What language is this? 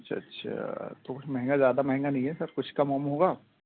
Urdu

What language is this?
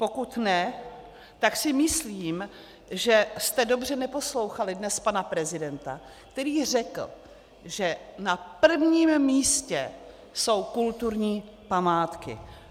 Czech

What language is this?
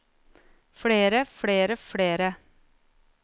Norwegian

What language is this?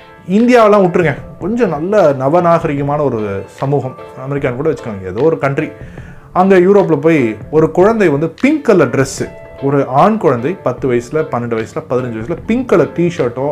Tamil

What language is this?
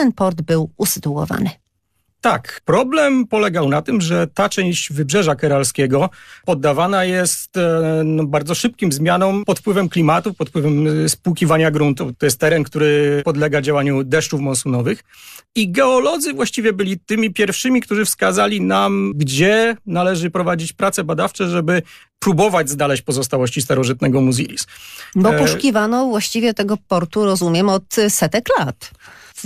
Polish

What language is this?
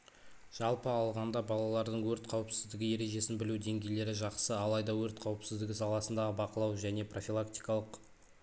Kazakh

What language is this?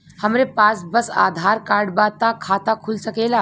Bhojpuri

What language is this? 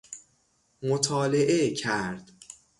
Persian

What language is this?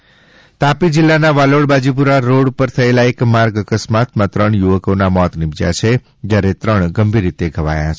Gujarati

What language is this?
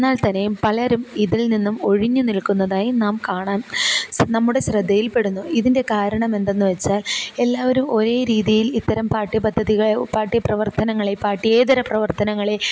Malayalam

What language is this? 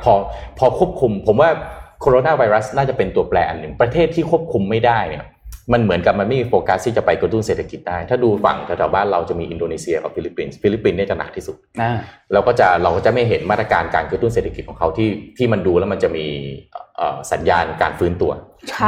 Thai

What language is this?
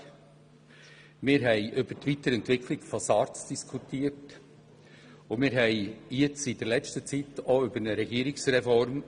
Swiss German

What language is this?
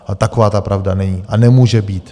Czech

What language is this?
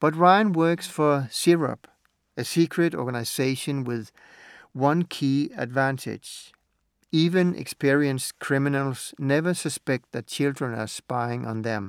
Danish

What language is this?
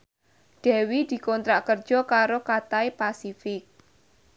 Javanese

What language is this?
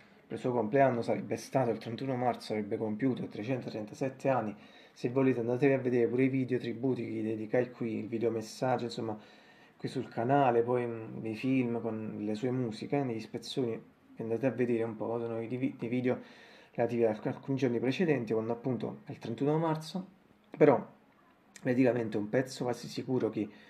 Italian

